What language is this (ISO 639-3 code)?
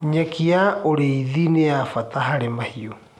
kik